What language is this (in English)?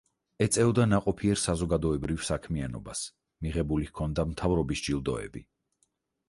Georgian